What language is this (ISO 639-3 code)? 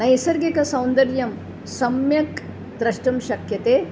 san